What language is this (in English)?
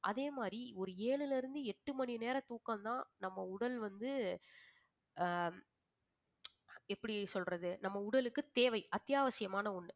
Tamil